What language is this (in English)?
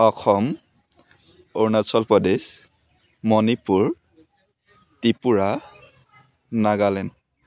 Assamese